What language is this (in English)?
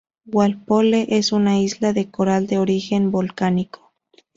Spanish